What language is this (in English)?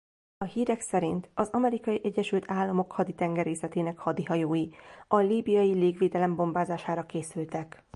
Hungarian